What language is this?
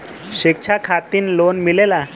Bhojpuri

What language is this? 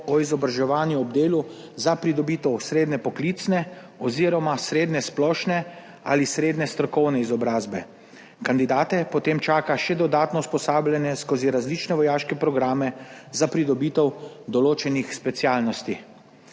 Slovenian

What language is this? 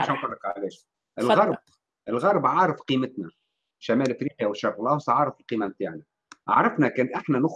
Arabic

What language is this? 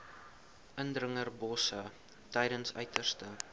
Afrikaans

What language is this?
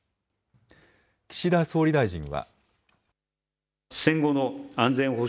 Japanese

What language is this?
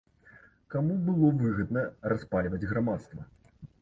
Belarusian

